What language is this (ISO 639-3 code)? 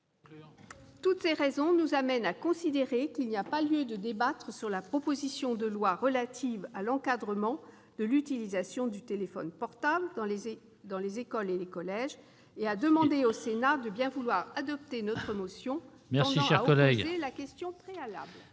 fra